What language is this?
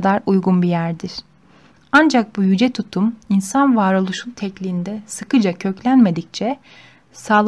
Turkish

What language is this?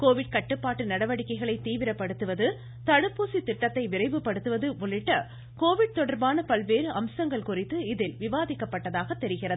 Tamil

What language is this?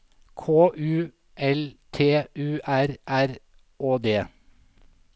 Norwegian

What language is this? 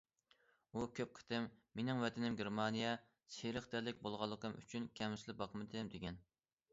Uyghur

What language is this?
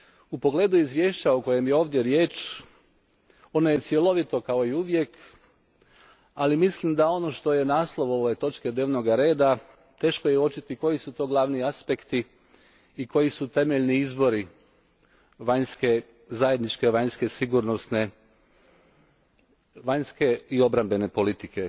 Croatian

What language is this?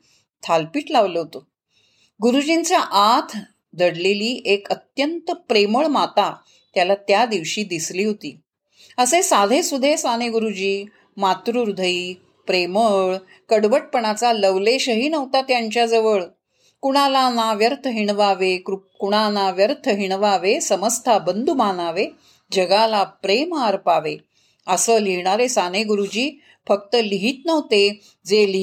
Marathi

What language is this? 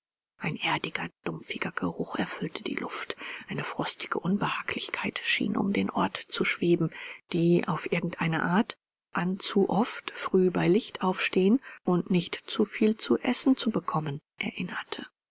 German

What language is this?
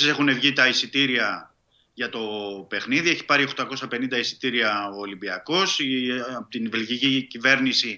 Greek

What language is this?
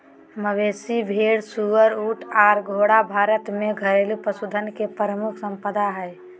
Magahi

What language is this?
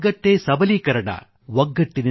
Kannada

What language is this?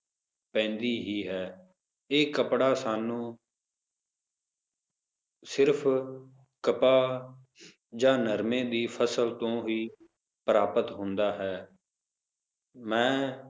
Punjabi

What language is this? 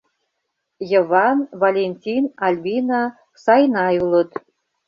Mari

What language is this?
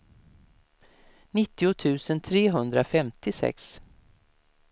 Swedish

